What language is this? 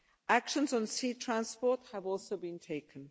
English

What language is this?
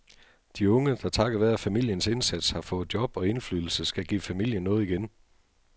Danish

